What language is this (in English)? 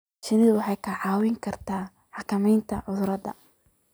Somali